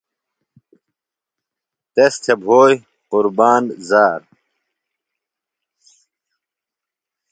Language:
Phalura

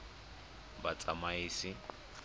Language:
Tswana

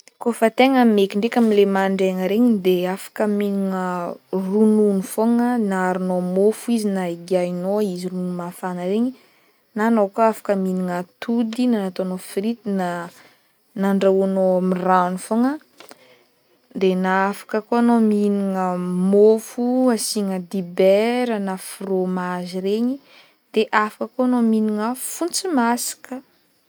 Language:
Northern Betsimisaraka Malagasy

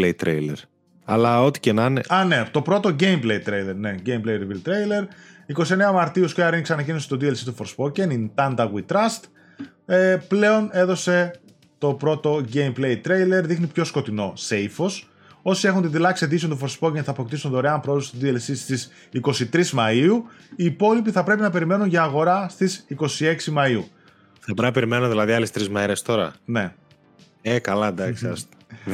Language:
Greek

